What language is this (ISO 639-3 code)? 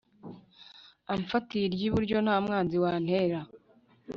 kin